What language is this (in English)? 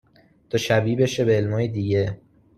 Persian